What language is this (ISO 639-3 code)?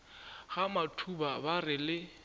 nso